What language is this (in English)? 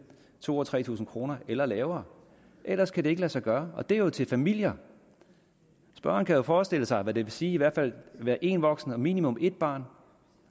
Danish